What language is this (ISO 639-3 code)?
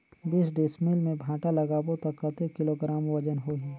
hne